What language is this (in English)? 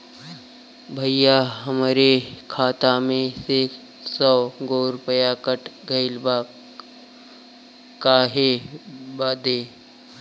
Bhojpuri